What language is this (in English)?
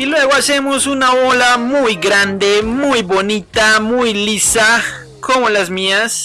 Spanish